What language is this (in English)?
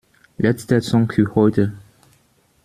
German